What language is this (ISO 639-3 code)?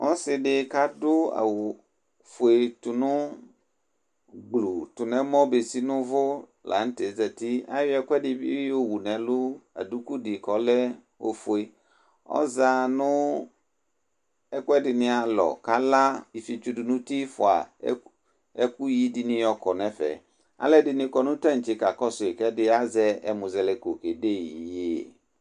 kpo